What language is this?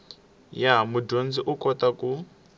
Tsonga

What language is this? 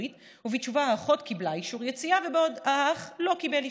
Hebrew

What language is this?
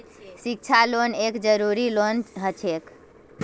Magahi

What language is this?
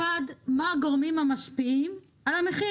Hebrew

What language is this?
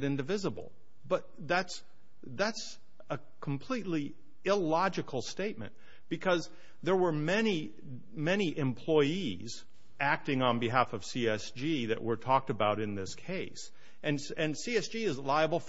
English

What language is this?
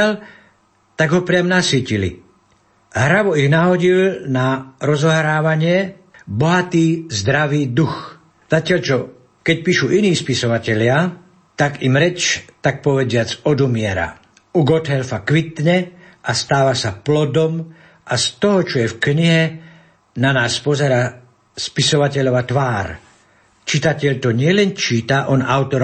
Slovak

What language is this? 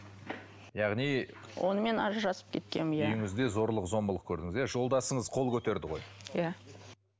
Kazakh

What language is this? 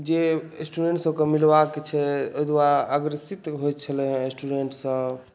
Maithili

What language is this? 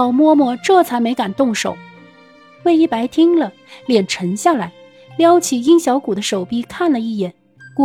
Chinese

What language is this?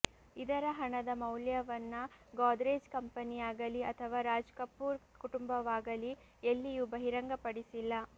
Kannada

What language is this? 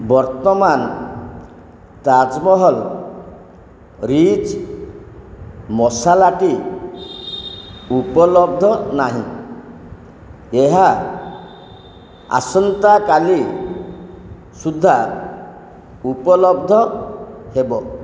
Odia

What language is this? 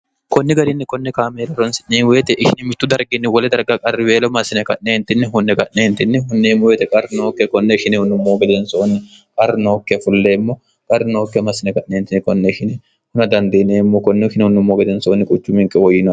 Sidamo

